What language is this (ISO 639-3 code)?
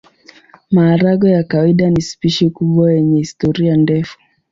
swa